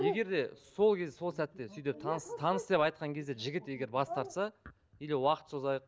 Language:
Kazakh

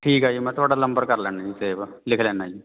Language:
Punjabi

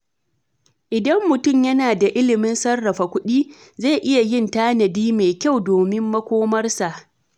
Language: Hausa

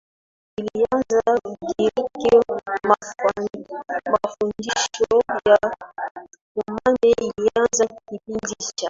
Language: Swahili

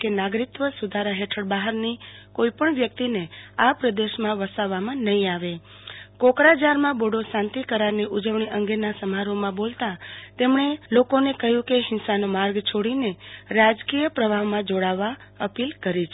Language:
Gujarati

